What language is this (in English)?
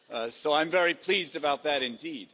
English